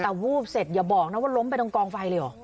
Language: Thai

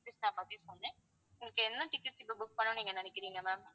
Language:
Tamil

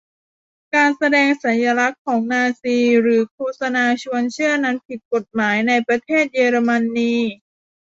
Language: Thai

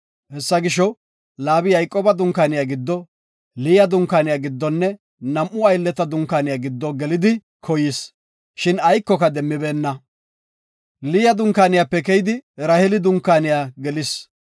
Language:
Gofa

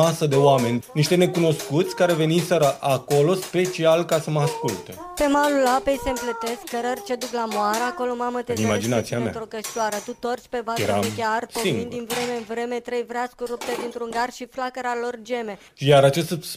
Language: Romanian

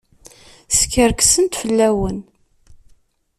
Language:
Kabyle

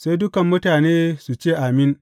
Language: Hausa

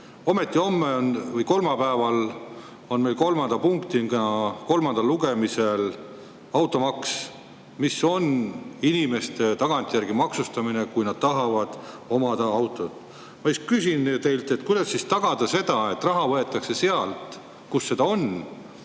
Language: Estonian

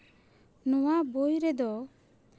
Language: Santali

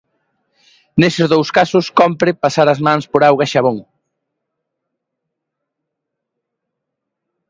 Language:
Galician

